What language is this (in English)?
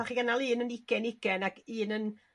Welsh